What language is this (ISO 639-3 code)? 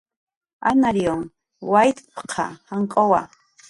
jqr